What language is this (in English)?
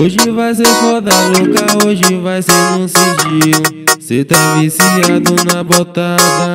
Romanian